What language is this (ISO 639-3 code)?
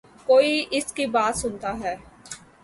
urd